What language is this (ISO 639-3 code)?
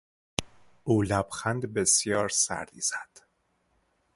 fas